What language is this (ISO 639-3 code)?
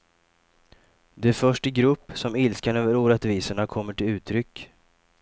swe